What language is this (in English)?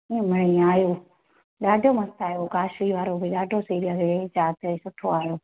Sindhi